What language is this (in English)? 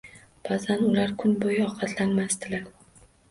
Uzbek